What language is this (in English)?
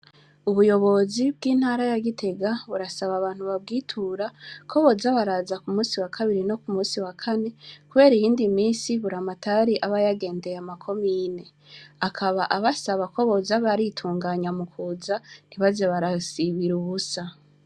Rundi